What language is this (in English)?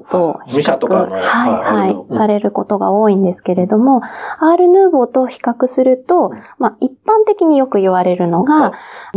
Japanese